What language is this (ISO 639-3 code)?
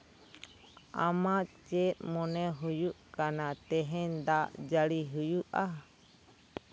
sat